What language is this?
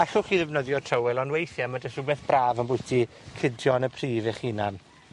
Welsh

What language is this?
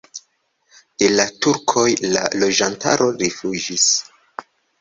Esperanto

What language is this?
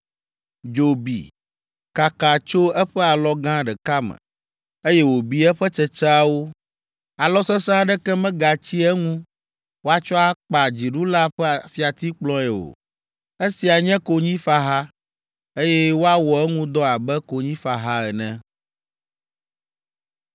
Ewe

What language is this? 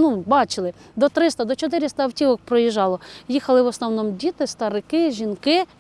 Ukrainian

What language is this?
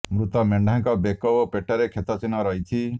Odia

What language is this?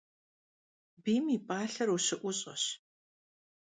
Kabardian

